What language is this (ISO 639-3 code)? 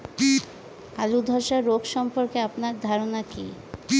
ben